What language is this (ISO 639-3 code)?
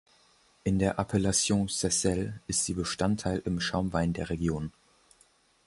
deu